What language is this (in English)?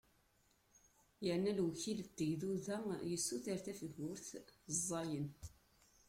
Kabyle